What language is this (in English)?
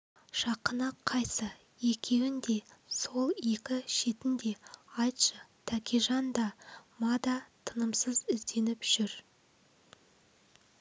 Kazakh